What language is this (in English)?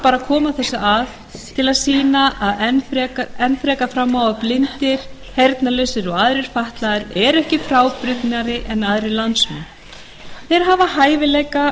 Icelandic